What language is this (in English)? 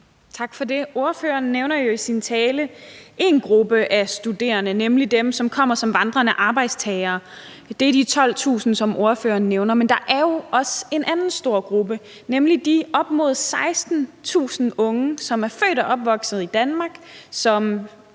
Danish